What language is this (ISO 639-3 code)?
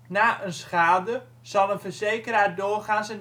nld